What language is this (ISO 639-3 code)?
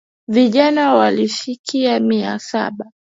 swa